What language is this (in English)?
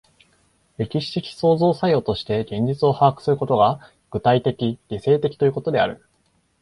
Japanese